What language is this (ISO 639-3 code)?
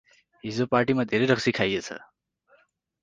nep